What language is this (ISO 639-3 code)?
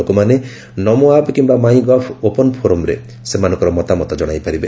ori